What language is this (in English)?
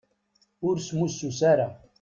Kabyle